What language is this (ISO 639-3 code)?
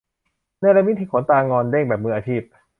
tha